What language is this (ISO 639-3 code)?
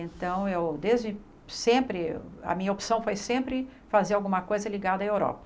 por